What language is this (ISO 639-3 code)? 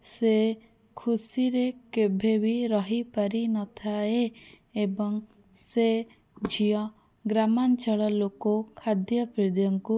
ori